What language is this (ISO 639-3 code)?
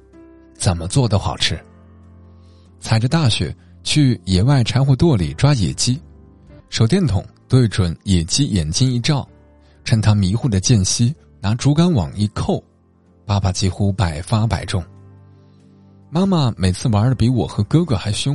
zho